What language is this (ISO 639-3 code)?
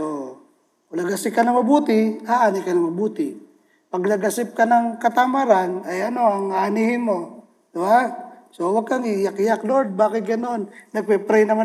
fil